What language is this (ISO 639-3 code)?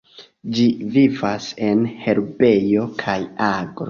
epo